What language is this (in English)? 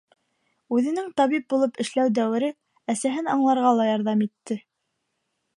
Bashkir